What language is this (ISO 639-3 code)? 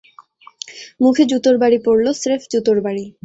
ben